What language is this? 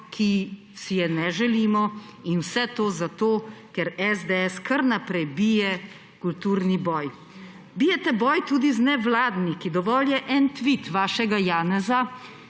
Slovenian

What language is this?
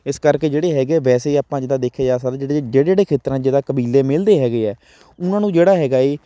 Punjabi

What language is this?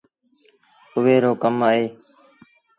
Sindhi Bhil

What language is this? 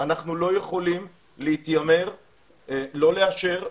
Hebrew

